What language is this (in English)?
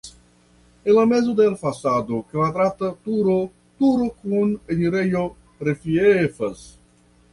Esperanto